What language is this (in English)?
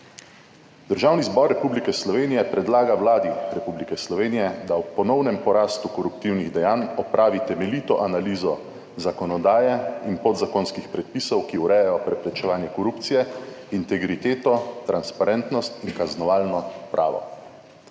Slovenian